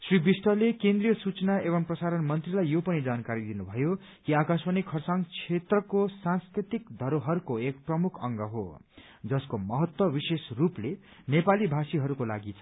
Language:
Nepali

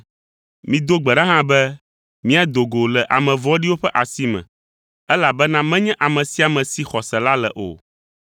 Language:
Ewe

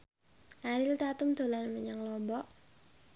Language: Javanese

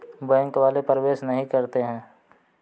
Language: Hindi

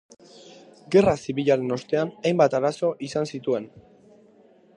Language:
Basque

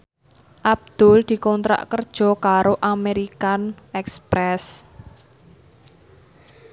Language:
Javanese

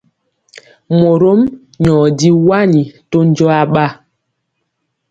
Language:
Mpiemo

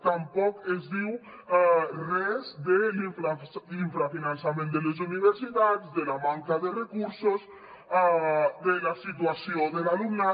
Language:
Catalan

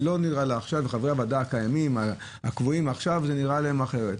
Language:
Hebrew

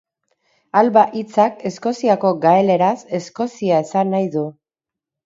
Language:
Basque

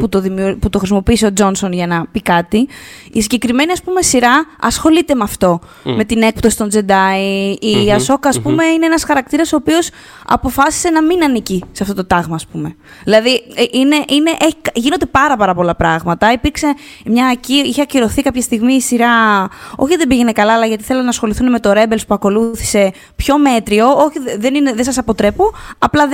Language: Greek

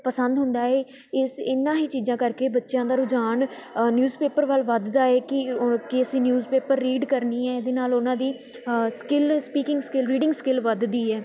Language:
Punjabi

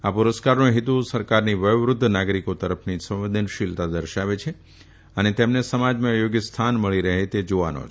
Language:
Gujarati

